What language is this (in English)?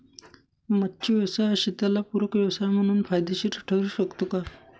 Marathi